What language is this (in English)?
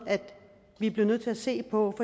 Danish